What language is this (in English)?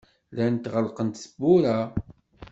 Kabyle